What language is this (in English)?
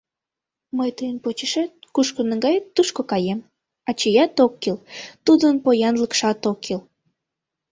Mari